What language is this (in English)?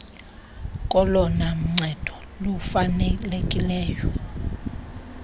Xhosa